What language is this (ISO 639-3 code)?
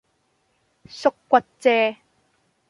yue